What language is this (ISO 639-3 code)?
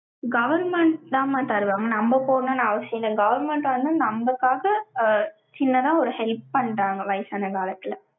tam